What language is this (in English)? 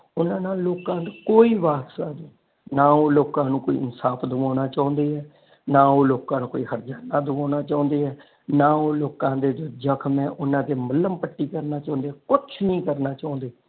Punjabi